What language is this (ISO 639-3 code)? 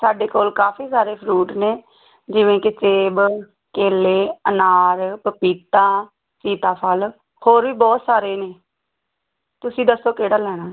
pan